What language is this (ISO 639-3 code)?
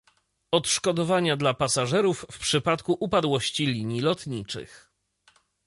pol